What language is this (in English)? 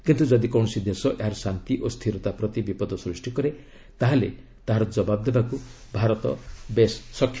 Odia